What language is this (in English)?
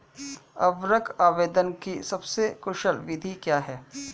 Hindi